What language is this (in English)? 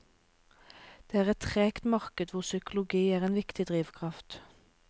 Norwegian